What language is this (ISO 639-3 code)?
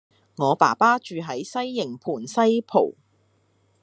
yue